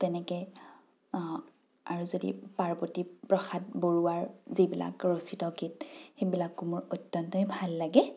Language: Assamese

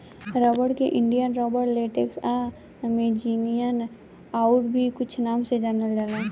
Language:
Bhojpuri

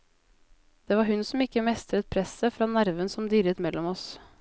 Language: Norwegian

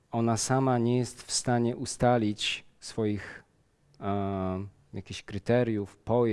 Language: Polish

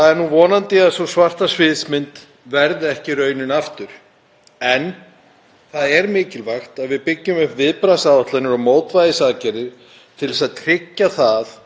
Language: Icelandic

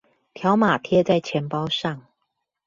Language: Chinese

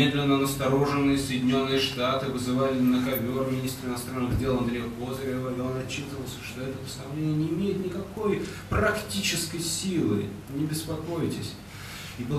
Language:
Russian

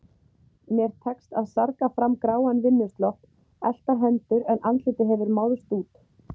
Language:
Icelandic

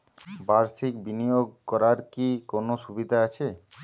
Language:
Bangla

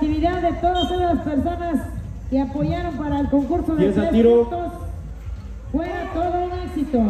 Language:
Spanish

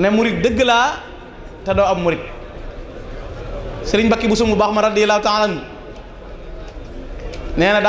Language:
Indonesian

